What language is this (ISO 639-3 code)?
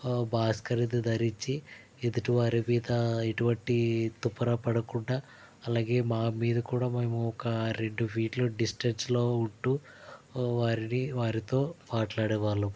tel